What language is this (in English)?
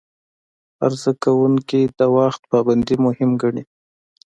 Pashto